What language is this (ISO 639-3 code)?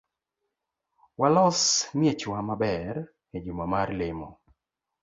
luo